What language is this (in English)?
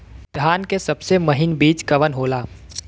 Bhojpuri